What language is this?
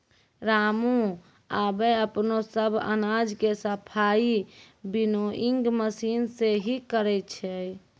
Maithili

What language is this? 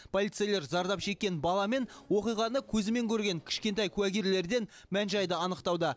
Kazakh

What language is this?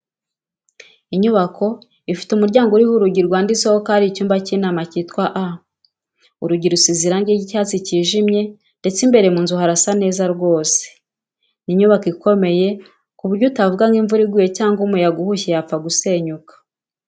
Kinyarwanda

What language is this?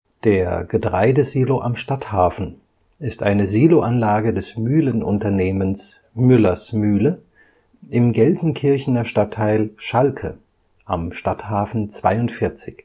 German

